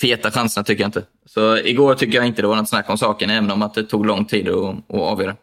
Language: Swedish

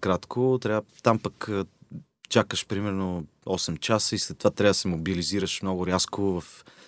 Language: Bulgarian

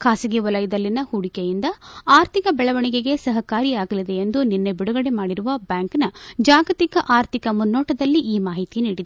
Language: Kannada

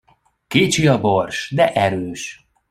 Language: Hungarian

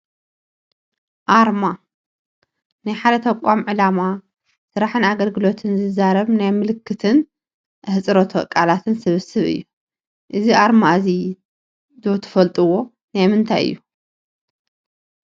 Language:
Tigrinya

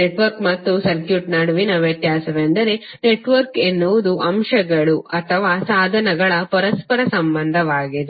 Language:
Kannada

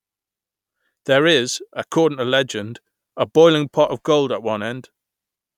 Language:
English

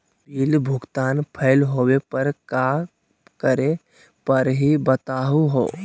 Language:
Magahi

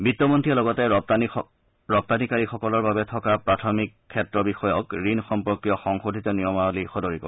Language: Assamese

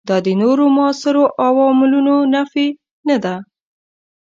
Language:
Pashto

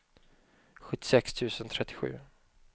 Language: Swedish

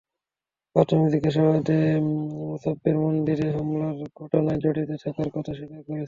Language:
Bangla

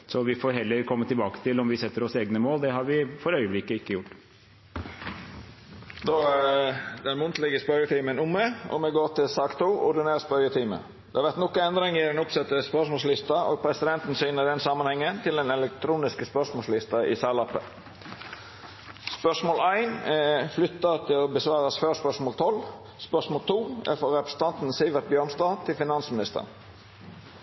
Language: Norwegian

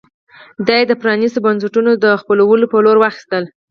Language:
Pashto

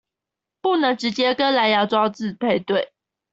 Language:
Chinese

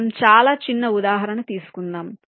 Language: Telugu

